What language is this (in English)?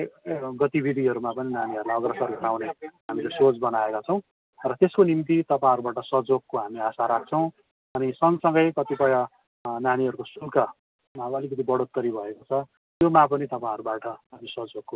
Nepali